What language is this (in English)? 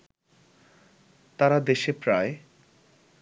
Bangla